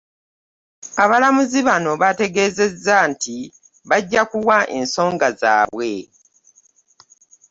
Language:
Ganda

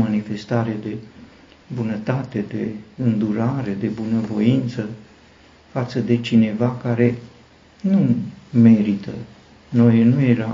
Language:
Romanian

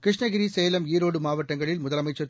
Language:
Tamil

